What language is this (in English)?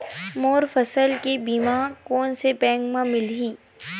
Chhattisgarhi